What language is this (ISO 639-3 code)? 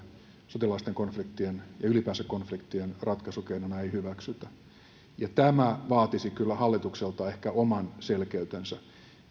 fin